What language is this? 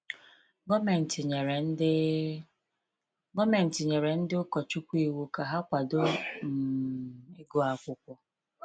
Igbo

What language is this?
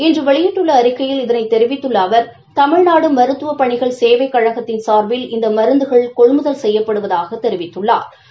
Tamil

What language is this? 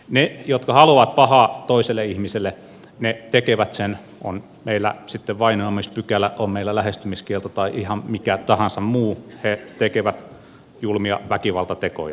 Finnish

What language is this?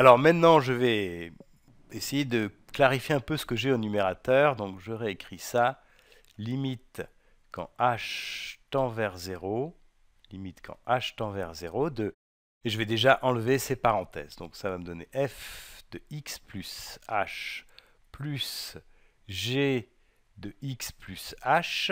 French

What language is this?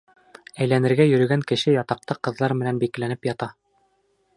Bashkir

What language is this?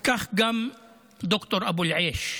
Hebrew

